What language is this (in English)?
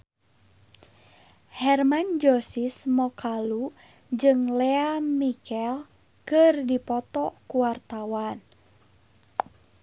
Sundanese